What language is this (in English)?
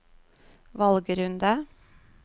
Norwegian